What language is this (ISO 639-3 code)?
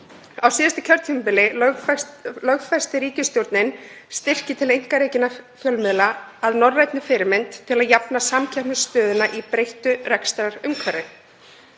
isl